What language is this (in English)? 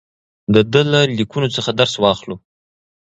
Pashto